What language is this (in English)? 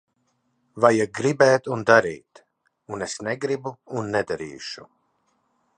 Latvian